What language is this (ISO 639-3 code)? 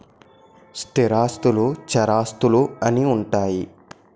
tel